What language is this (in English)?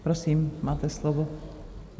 Czech